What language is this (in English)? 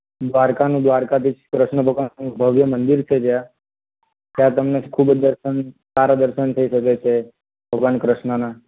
Gujarati